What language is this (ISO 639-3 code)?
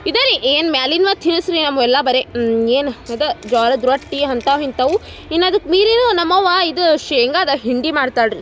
kan